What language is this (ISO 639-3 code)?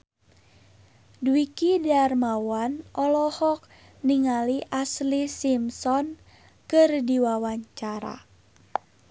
sun